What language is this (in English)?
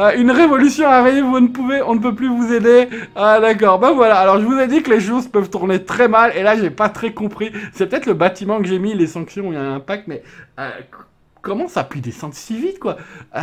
French